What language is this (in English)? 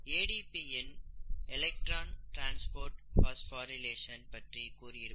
Tamil